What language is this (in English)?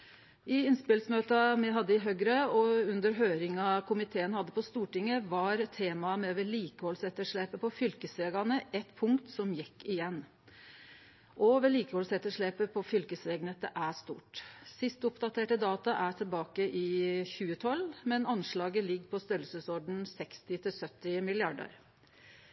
Norwegian Nynorsk